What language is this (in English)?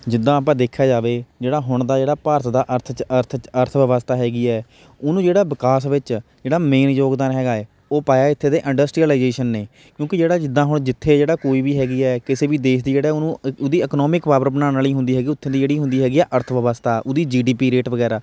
Punjabi